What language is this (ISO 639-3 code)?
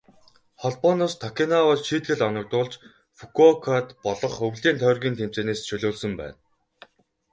mon